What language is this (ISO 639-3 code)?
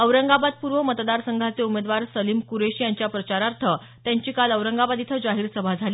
mar